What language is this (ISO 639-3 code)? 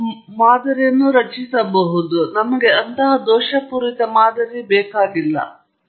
kan